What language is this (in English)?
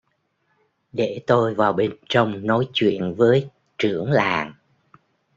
Vietnamese